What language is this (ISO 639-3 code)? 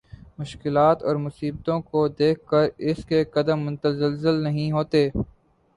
urd